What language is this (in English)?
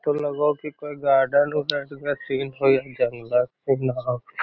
Magahi